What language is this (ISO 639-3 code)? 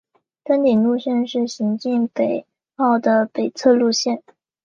zho